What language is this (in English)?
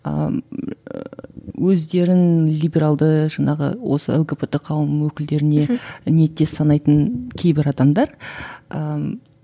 Kazakh